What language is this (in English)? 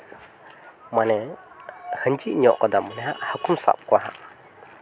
Santali